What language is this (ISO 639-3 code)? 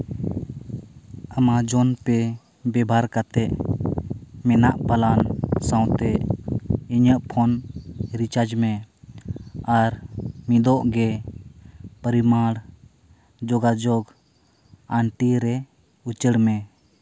sat